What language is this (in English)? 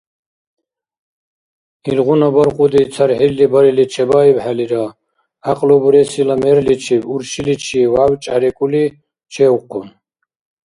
Dargwa